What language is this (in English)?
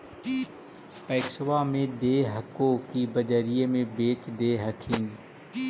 Magahi